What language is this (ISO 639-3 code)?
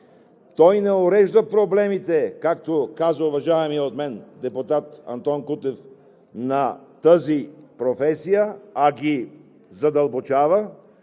bul